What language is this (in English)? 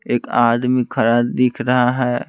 Hindi